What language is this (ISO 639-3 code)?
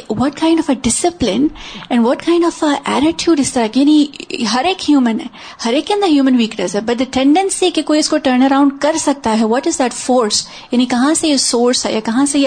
urd